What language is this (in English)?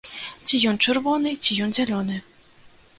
Belarusian